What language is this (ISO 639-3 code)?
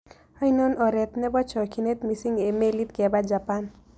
kln